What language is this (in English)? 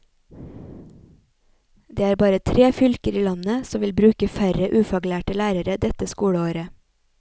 Norwegian